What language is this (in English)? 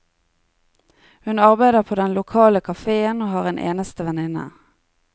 Norwegian